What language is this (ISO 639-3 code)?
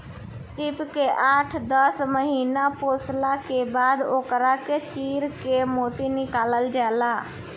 bho